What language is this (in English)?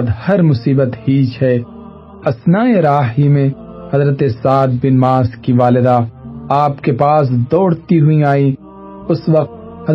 Urdu